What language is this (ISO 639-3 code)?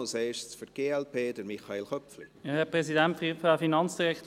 gsw